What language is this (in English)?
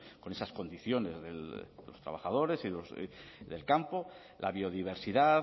Spanish